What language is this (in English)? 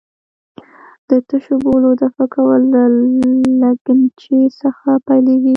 Pashto